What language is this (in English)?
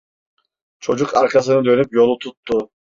Turkish